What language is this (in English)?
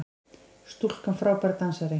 Icelandic